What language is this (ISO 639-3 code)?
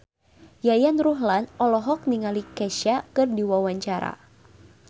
sun